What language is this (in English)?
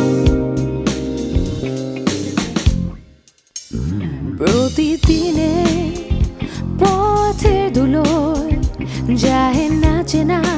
Korean